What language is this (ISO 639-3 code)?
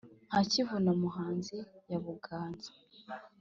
kin